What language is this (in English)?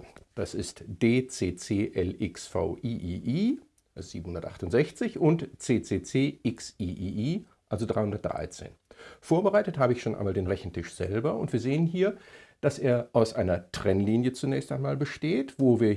German